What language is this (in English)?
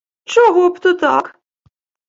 Ukrainian